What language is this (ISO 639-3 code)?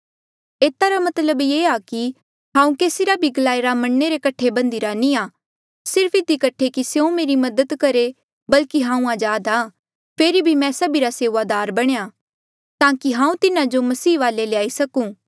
mjl